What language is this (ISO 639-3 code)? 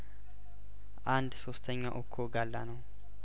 amh